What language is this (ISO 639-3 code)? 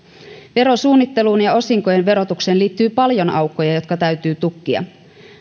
fin